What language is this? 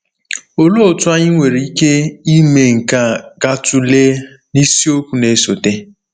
Igbo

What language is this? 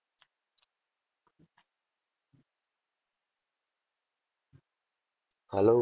Gujarati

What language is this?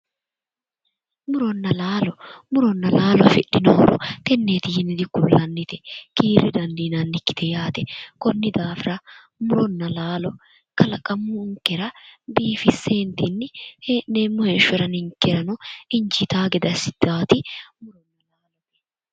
Sidamo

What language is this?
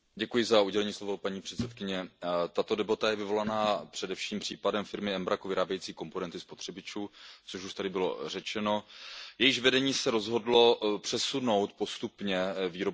Czech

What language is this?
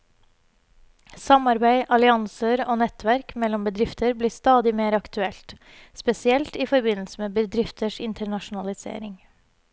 Norwegian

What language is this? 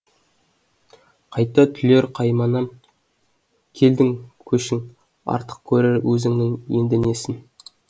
Kazakh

